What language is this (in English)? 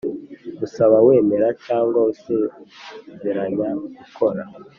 Kinyarwanda